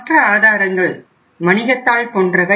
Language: Tamil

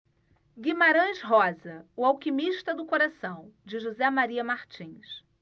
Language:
Portuguese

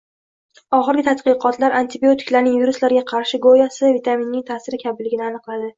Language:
Uzbek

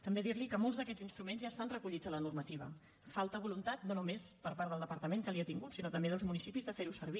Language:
Catalan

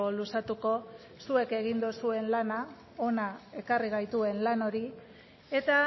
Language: Basque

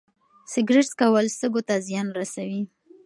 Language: Pashto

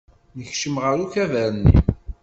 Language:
Kabyle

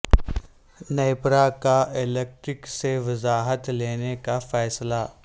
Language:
Urdu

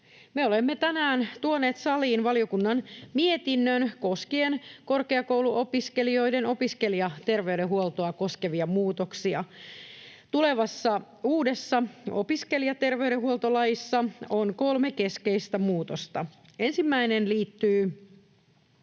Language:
Finnish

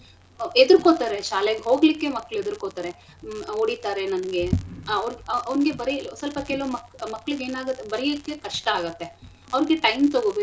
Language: Kannada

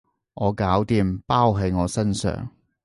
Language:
Cantonese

